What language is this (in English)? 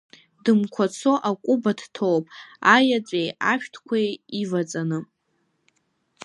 Abkhazian